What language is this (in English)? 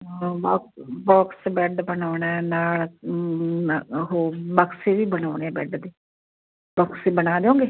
Punjabi